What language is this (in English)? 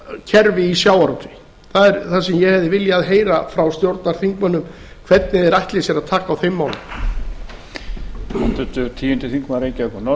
Icelandic